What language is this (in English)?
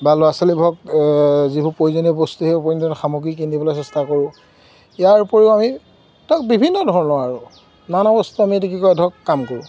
Assamese